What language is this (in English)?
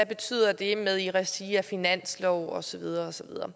Danish